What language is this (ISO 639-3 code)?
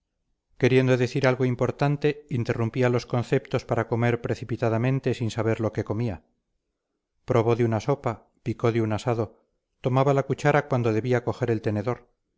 spa